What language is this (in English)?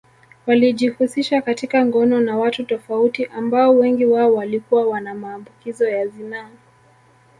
Swahili